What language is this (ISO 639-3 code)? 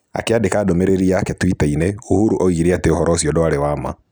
kik